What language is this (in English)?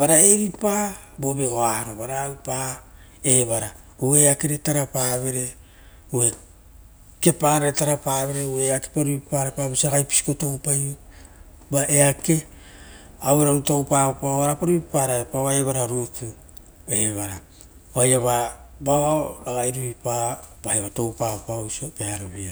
Rotokas